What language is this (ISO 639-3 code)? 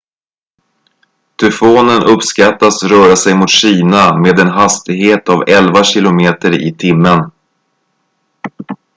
swe